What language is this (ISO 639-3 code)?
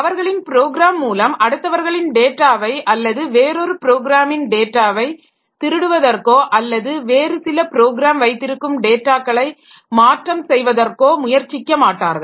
tam